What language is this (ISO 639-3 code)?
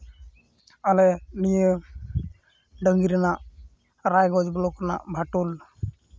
sat